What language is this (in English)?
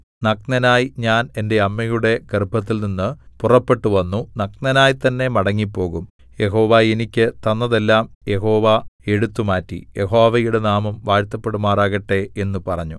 Malayalam